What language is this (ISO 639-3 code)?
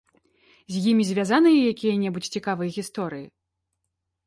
bel